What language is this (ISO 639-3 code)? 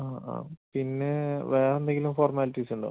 mal